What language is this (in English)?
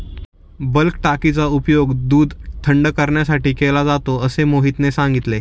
Marathi